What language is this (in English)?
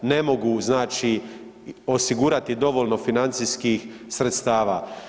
Croatian